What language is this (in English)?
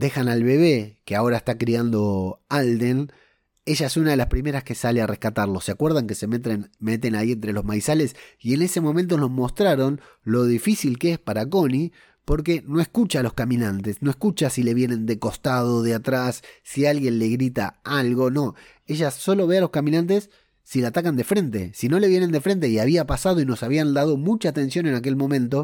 Spanish